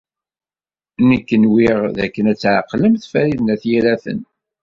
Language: Kabyle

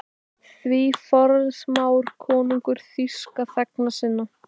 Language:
Icelandic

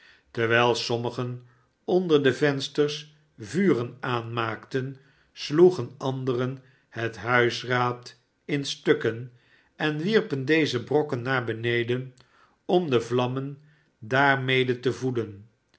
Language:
Dutch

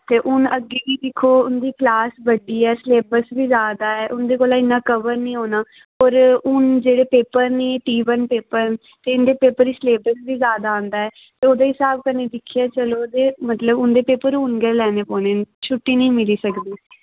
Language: Dogri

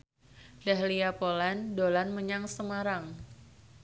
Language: Javanese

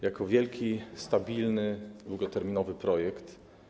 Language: Polish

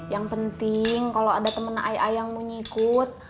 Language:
Indonesian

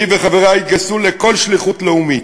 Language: Hebrew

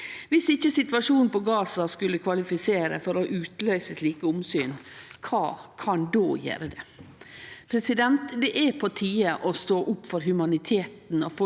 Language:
Norwegian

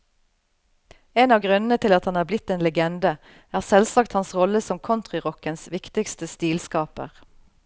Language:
Norwegian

